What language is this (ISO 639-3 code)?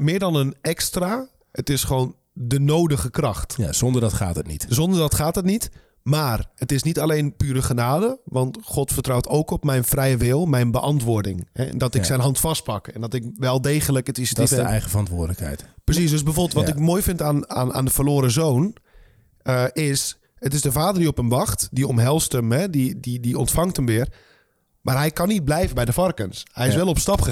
nld